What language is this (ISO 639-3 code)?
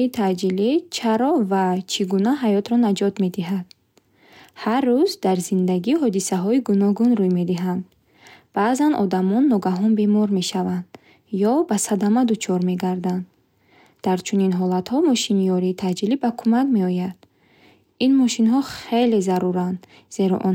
bhh